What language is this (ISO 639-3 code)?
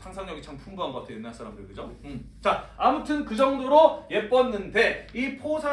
kor